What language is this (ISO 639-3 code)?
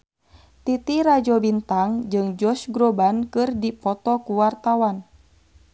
sun